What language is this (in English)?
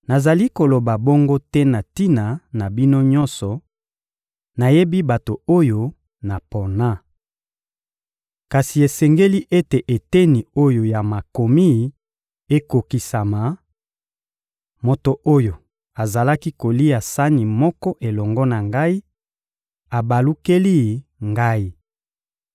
Lingala